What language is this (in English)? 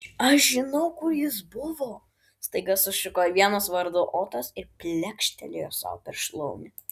Lithuanian